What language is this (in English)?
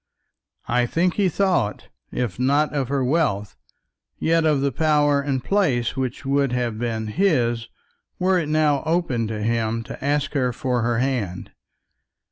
English